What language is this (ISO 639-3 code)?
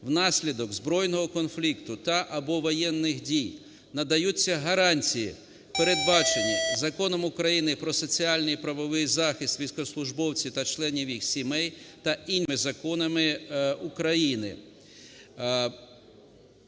ukr